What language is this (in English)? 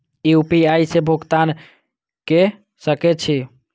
Maithili